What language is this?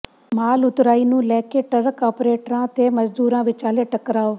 Punjabi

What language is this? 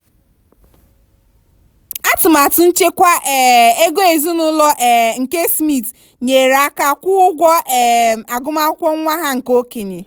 Igbo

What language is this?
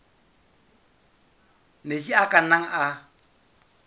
Southern Sotho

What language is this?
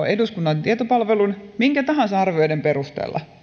Finnish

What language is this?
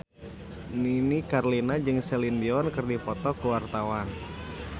Sundanese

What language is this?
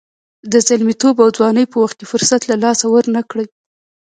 Pashto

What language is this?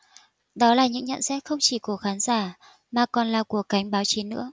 Vietnamese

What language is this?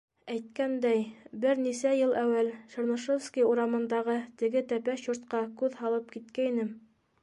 Bashkir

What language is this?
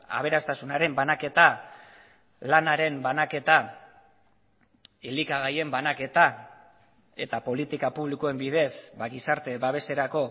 Basque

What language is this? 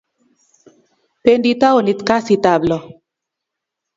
Kalenjin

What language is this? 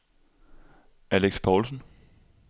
Danish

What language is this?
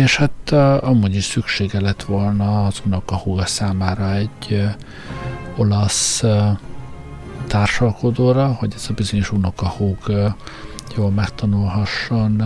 Hungarian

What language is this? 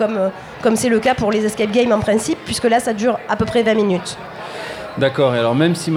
French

